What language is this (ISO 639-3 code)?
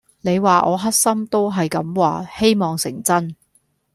yue